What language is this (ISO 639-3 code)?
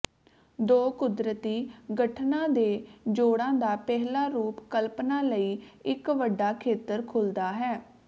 pan